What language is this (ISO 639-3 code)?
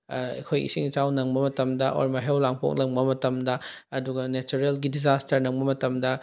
mni